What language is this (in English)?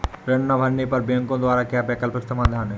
Hindi